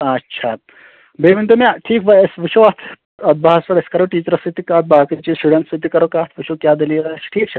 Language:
Kashmiri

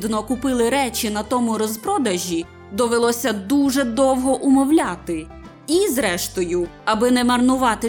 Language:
Ukrainian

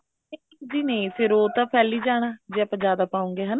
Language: Punjabi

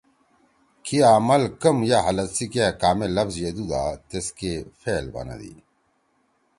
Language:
Torwali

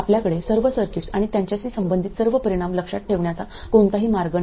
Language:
Marathi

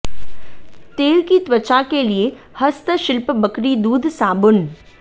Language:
Hindi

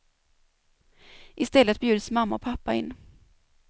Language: Swedish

